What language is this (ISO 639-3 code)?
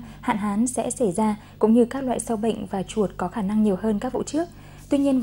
vie